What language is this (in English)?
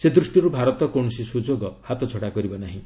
Odia